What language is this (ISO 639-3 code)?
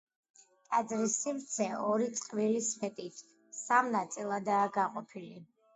kat